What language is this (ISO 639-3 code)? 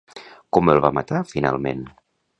cat